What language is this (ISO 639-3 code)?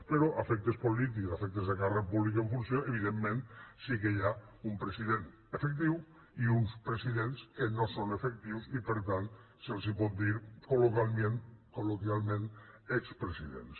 cat